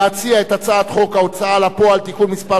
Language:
Hebrew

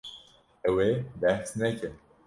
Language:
Kurdish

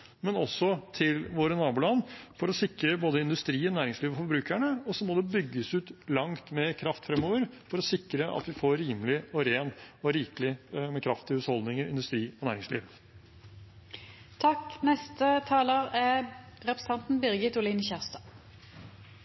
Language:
Norwegian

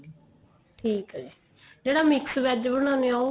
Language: Punjabi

